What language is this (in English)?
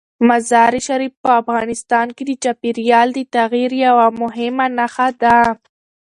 Pashto